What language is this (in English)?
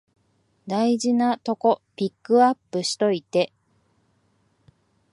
Japanese